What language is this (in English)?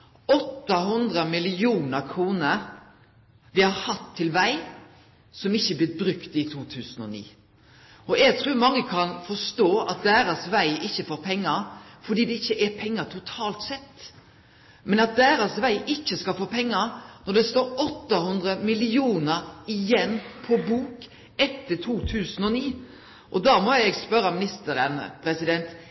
Norwegian Nynorsk